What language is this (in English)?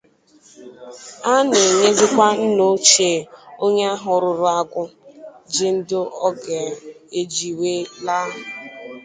Igbo